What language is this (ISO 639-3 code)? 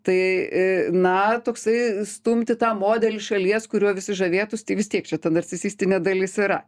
lit